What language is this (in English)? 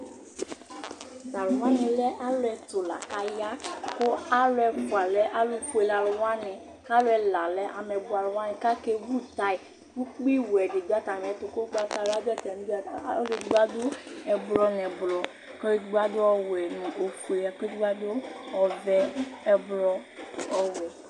Ikposo